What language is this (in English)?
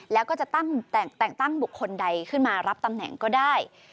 Thai